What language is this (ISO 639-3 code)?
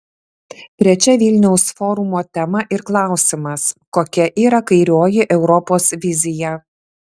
lit